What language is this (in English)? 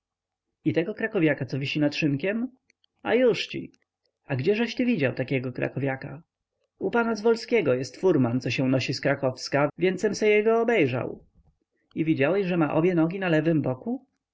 Polish